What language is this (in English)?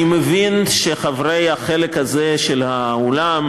Hebrew